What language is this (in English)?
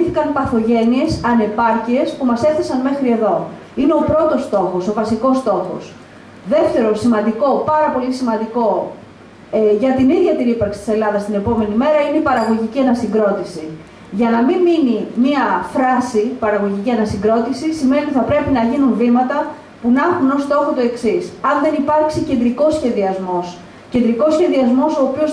Greek